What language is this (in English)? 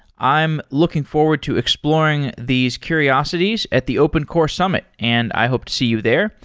English